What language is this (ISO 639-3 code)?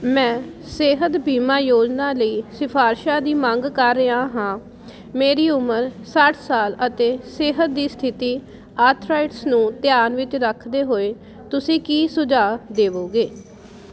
pan